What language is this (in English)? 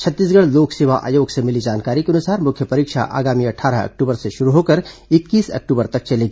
Hindi